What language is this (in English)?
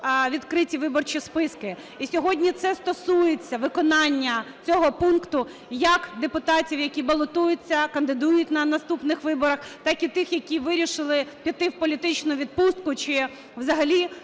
Ukrainian